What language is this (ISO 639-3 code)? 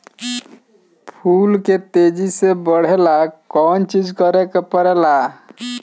bho